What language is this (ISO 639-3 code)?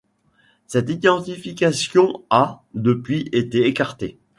fra